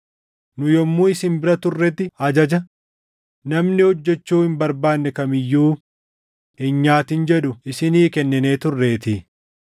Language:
Oromo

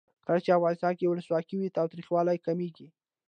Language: Pashto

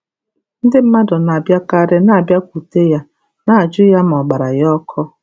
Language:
Igbo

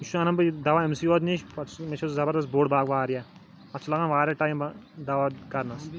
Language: Kashmiri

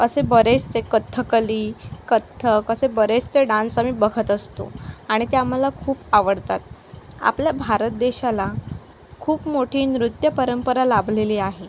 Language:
Marathi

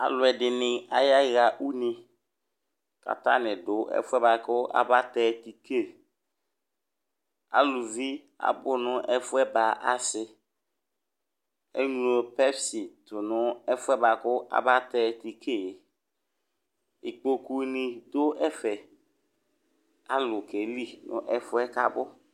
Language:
Ikposo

